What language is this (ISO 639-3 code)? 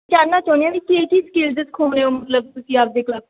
pan